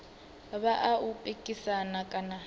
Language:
Venda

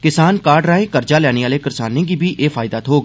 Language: Dogri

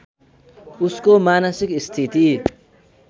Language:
Nepali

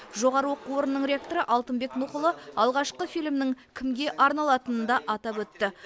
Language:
Kazakh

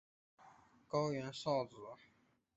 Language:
Chinese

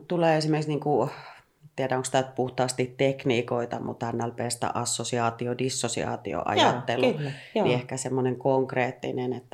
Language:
Finnish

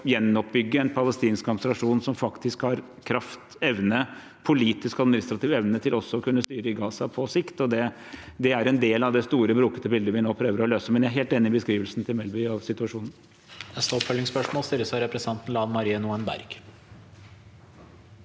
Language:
Norwegian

